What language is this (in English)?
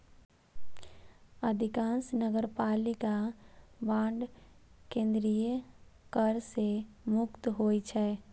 Maithili